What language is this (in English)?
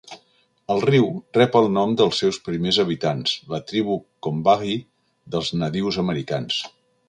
Catalan